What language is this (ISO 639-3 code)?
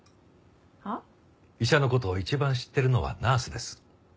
jpn